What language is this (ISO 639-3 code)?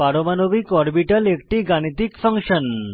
ben